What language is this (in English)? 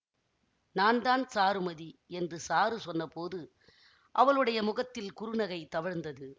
Tamil